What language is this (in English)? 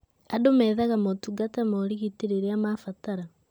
Kikuyu